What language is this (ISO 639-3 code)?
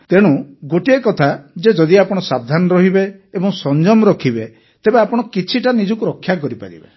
ori